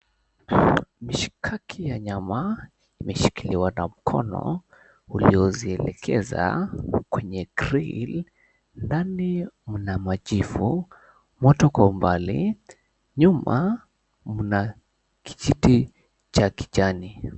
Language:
Swahili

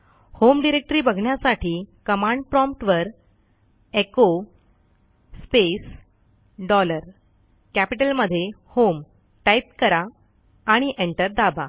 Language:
Marathi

